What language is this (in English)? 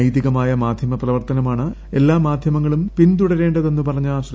Malayalam